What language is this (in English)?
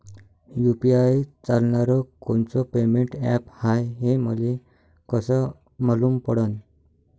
Marathi